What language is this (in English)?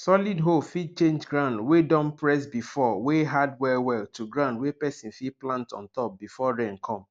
Nigerian Pidgin